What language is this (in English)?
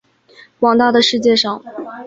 Chinese